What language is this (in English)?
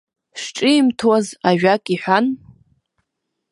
Abkhazian